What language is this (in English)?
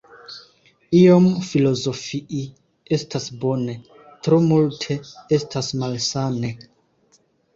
Esperanto